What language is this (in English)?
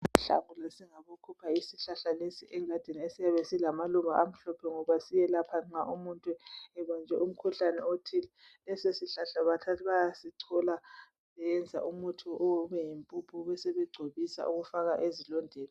North Ndebele